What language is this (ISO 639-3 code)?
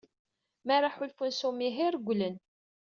kab